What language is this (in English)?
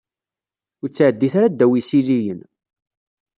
Kabyle